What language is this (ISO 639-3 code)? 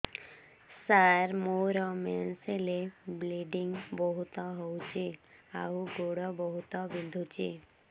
ori